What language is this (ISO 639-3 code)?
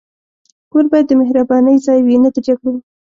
pus